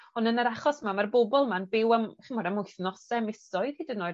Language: Welsh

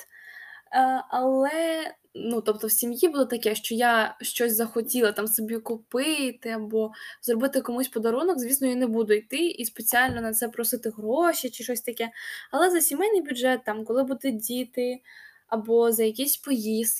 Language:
Ukrainian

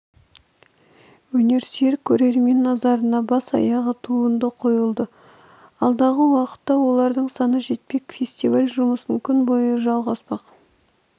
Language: Kazakh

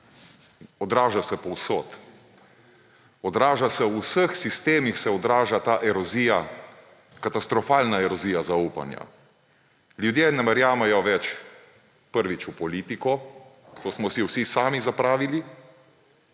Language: Slovenian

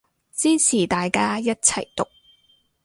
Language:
Cantonese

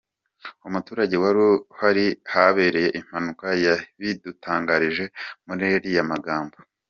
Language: Kinyarwanda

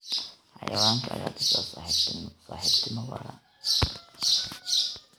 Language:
Somali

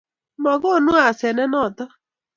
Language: Kalenjin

